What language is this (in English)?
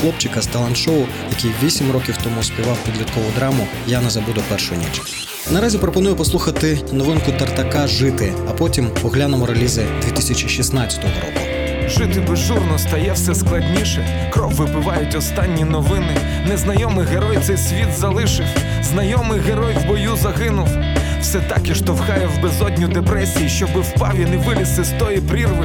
Ukrainian